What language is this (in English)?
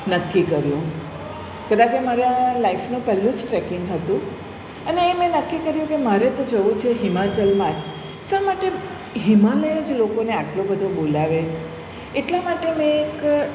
Gujarati